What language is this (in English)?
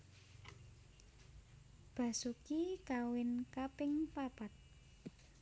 Javanese